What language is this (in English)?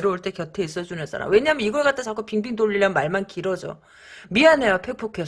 Korean